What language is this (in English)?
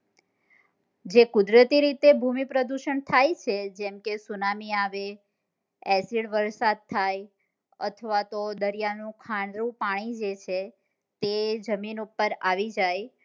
Gujarati